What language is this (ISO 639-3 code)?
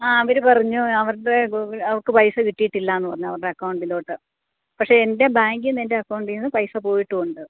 mal